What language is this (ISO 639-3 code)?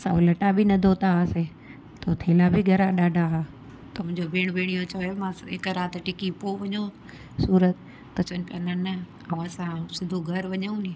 snd